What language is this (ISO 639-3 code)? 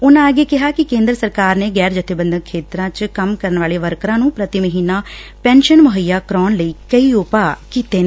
pan